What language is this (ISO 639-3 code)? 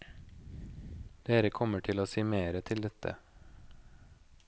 nor